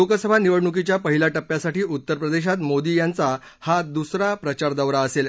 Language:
Marathi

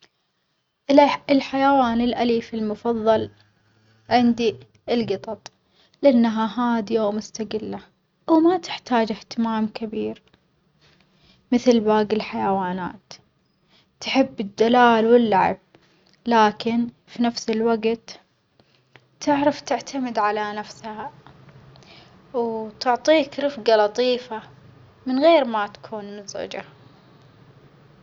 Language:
Omani Arabic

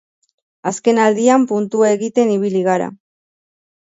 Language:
Basque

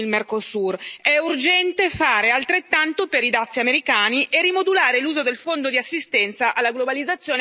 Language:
Italian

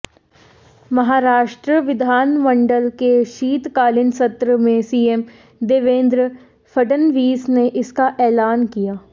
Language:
Hindi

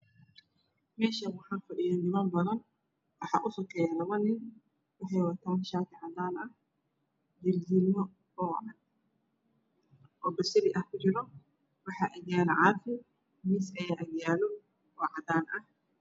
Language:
Somali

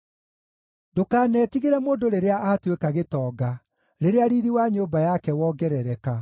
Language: Kikuyu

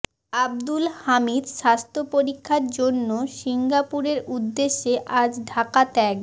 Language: Bangla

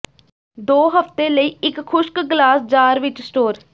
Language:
Punjabi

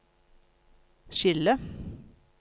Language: Norwegian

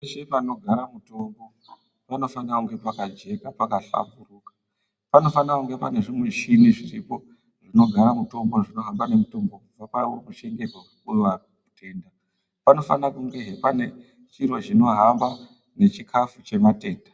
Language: Ndau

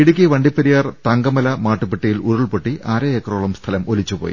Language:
Malayalam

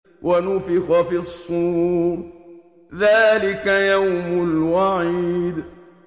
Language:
Arabic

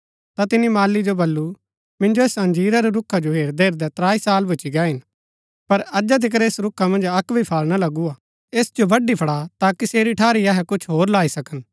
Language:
Gaddi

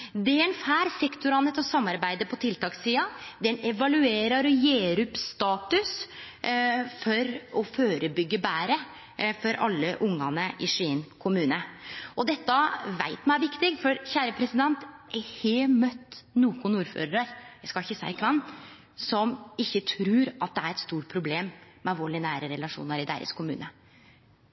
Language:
Norwegian Nynorsk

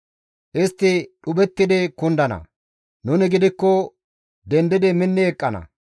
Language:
Gamo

